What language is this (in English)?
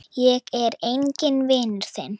Icelandic